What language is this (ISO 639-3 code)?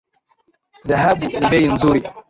swa